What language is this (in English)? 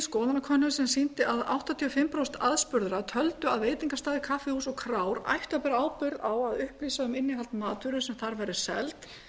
Icelandic